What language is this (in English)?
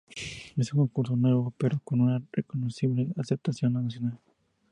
Spanish